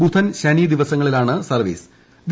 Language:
Malayalam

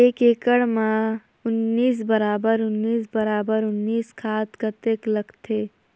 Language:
Chhattisgarhi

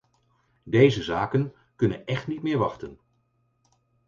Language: Dutch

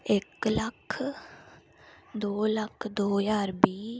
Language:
Dogri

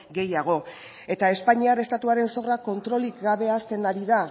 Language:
Basque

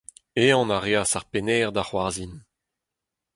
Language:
Breton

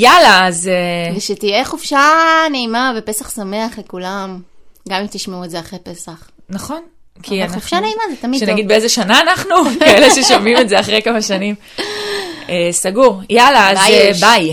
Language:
Hebrew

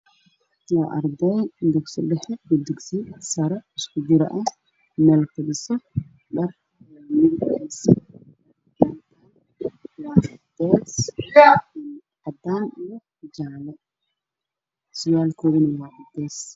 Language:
Somali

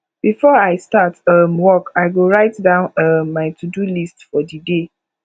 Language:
Nigerian Pidgin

